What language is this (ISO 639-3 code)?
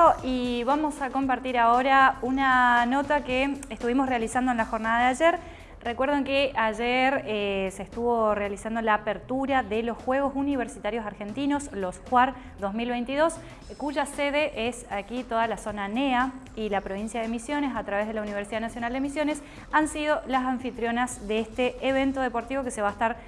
spa